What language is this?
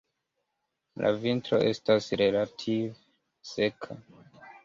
Esperanto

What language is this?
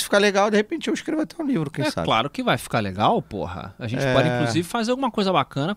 Portuguese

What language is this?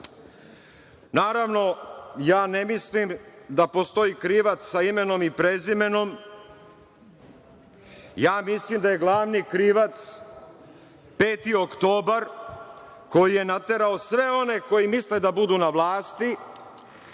Serbian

